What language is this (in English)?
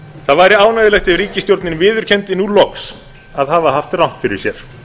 Icelandic